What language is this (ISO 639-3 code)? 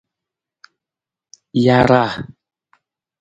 nmz